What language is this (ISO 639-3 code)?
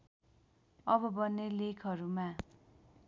nep